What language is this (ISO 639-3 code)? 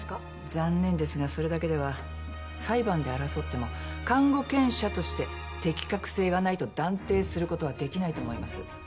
jpn